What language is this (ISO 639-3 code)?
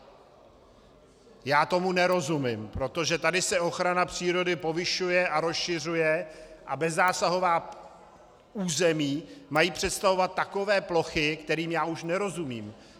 ces